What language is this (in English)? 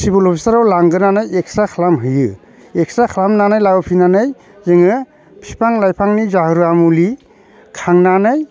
Bodo